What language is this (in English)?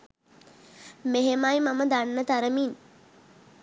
Sinhala